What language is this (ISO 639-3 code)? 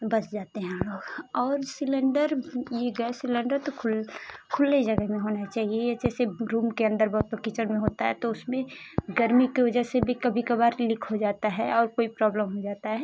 hin